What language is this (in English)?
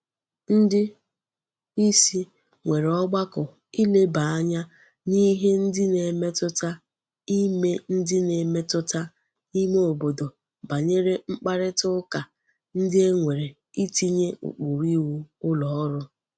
Igbo